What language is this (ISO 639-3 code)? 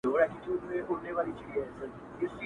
pus